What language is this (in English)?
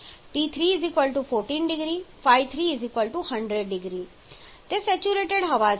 Gujarati